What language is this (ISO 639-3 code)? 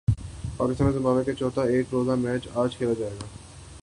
urd